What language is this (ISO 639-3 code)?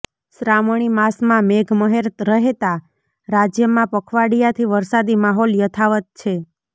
guj